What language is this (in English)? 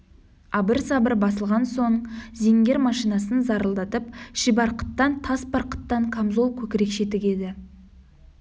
Kazakh